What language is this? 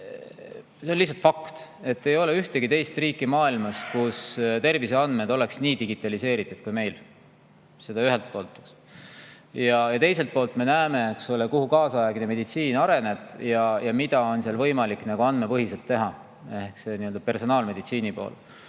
Estonian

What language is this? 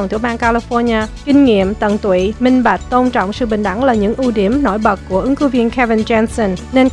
Vietnamese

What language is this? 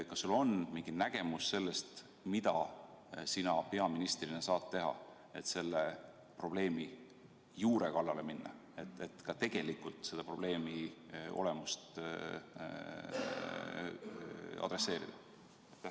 Estonian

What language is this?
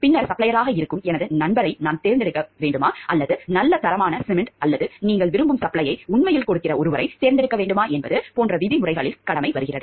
Tamil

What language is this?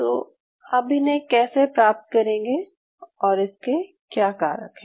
Hindi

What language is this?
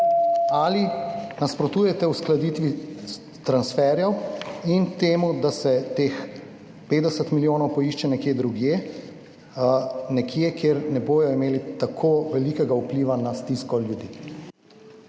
Slovenian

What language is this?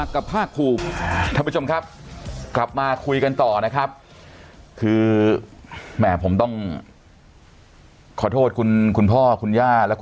Thai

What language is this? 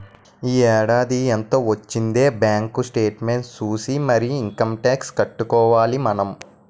Telugu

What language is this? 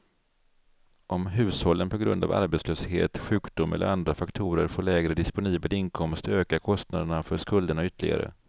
Swedish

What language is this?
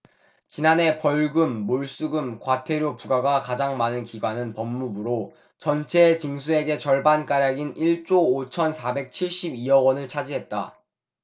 Korean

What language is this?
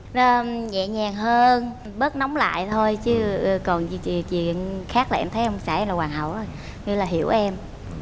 Vietnamese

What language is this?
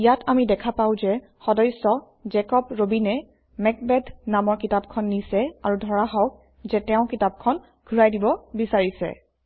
Assamese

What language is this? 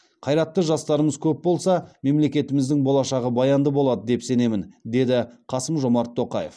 Kazakh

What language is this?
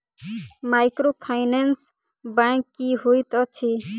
Maithili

